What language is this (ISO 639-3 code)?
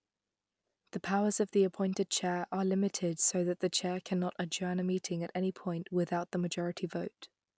eng